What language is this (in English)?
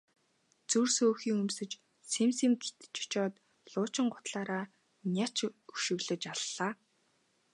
Mongolian